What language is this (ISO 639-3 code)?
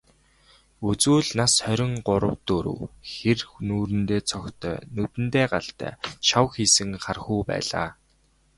mon